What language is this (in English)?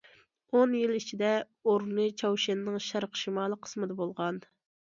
Uyghur